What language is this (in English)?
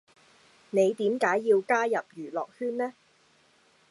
Cantonese